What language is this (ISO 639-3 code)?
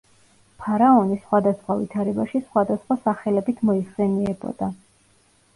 kat